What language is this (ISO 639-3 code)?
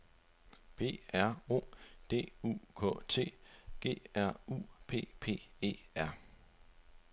dan